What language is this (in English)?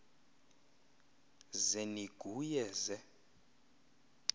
Xhosa